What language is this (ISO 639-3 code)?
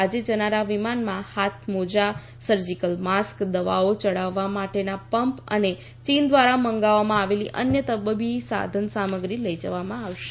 guj